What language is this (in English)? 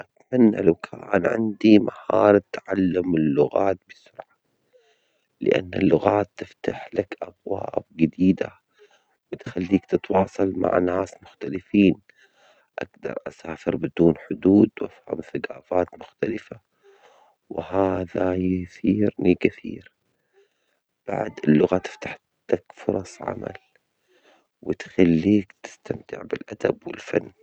Omani Arabic